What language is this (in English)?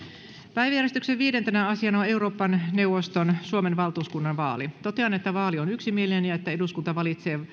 Finnish